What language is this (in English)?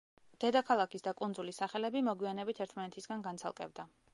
Georgian